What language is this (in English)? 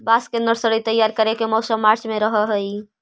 Magahi